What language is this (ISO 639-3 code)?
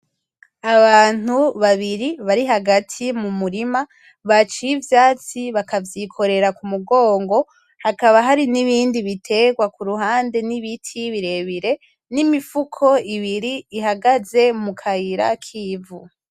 run